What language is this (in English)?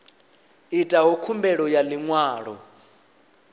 Venda